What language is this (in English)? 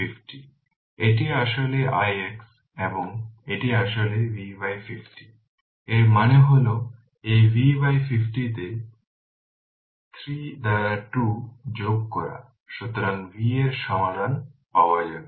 Bangla